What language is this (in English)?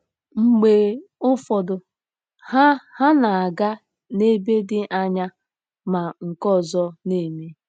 Igbo